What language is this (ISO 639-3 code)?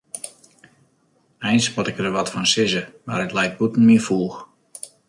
fry